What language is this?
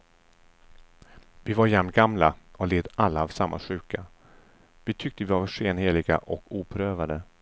Swedish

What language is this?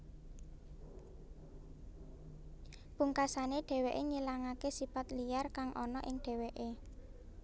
Javanese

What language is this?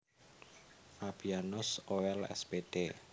Javanese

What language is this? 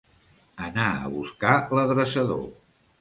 Catalan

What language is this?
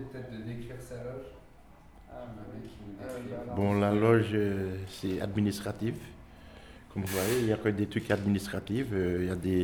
French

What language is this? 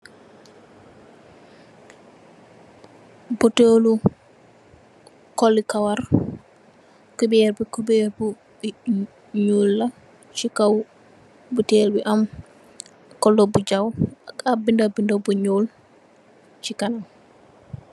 Wolof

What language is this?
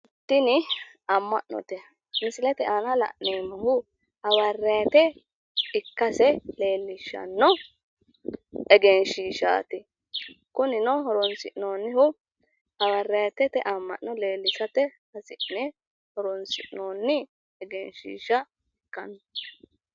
Sidamo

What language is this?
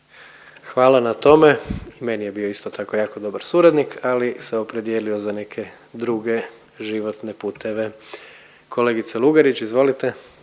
Croatian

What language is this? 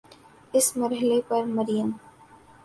Urdu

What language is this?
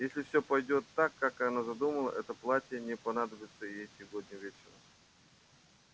Russian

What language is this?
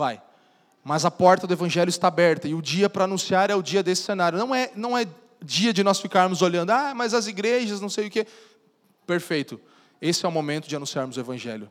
Portuguese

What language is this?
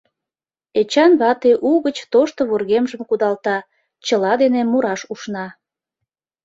Mari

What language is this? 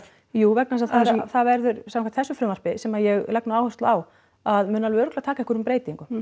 Icelandic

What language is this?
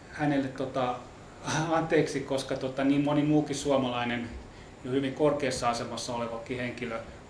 Finnish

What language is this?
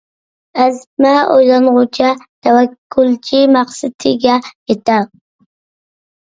Uyghur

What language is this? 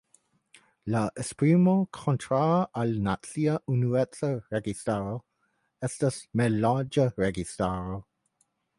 Esperanto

